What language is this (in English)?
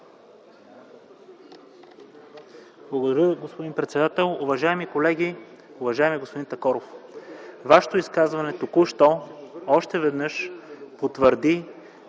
Bulgarian